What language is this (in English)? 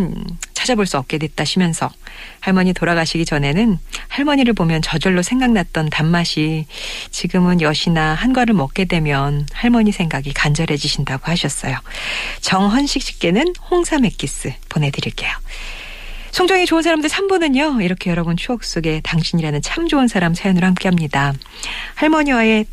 Korean